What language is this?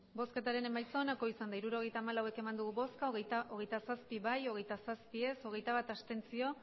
Basque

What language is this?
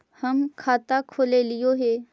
Magahi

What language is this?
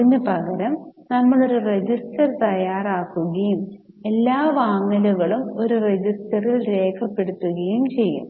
Malayalam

